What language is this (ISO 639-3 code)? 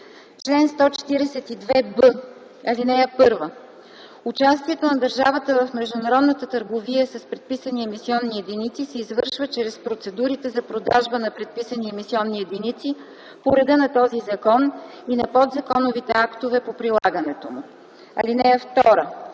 bul